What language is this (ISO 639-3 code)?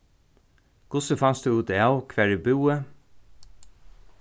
fao